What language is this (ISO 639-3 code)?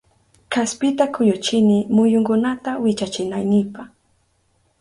qup